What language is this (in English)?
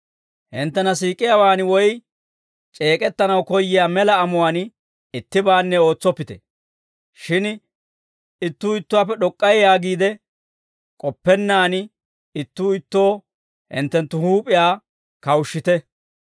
Dawro